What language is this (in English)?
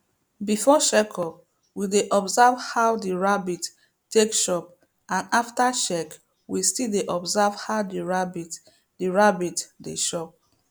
Nigerian Pidgin